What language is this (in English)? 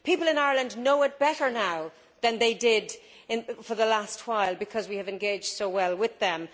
English